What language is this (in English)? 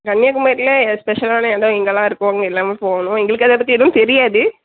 Tamil